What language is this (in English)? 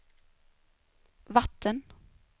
Swedish